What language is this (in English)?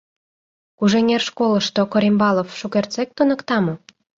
Mari